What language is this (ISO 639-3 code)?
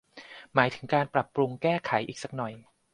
tha